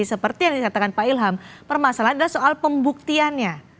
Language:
Indonesian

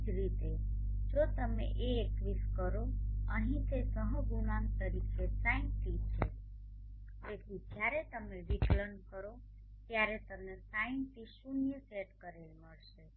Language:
Gujarati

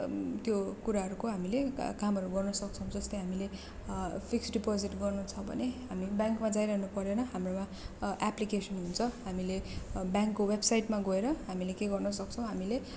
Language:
Nepali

